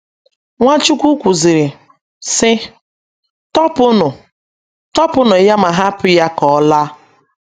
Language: Igbo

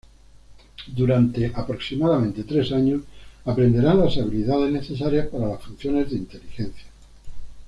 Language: Spanish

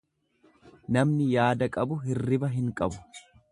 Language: Oromo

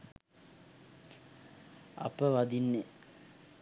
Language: Sinhala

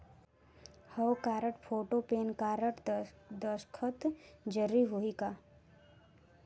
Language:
Chhattisgarhi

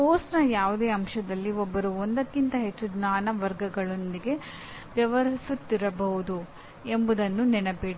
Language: Kannada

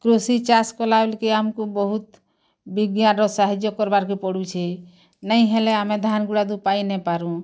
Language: Odia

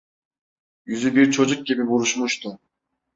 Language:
Turkish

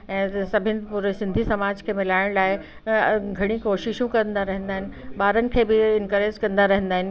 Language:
Sindhi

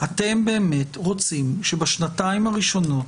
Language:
Hebrew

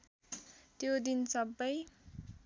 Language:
Nepali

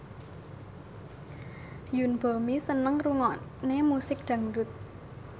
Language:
Javanese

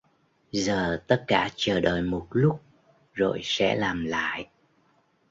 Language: Vietnamese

